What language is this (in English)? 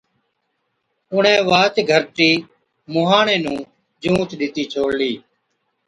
Od